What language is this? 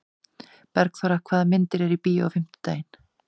Icelandic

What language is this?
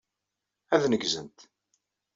Kabyle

